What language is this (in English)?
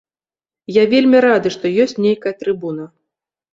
Belarusian